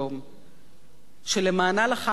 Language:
Hebrew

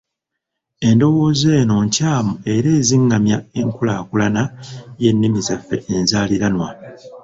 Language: Ganda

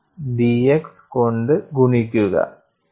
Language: Malayalam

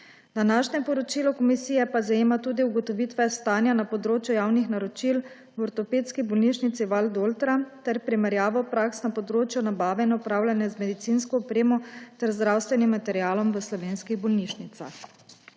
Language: Slovenian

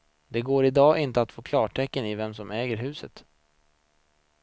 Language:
Swedish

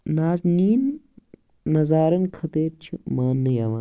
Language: Kashmiri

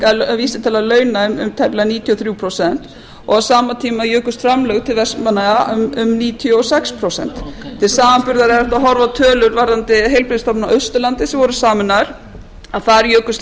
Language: Icelandic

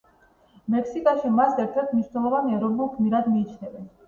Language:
Georgian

